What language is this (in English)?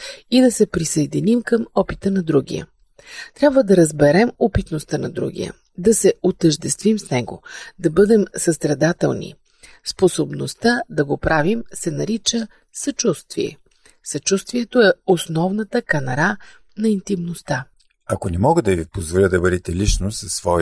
Bulgarian